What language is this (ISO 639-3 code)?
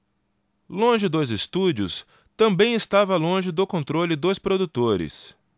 por